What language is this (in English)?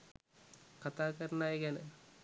Sinhala